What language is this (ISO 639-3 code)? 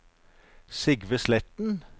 nor